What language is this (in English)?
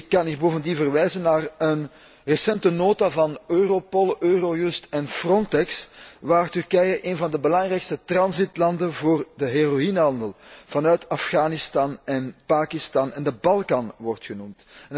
Dutch